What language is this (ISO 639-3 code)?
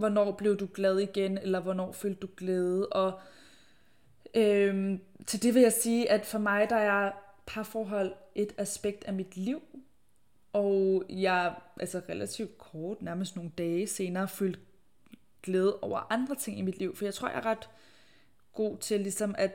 dan